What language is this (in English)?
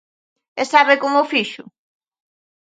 Galician